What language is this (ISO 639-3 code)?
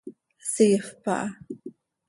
sei